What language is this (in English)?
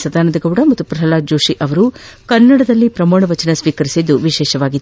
Kannada